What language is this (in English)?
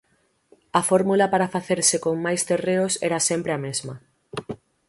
Galician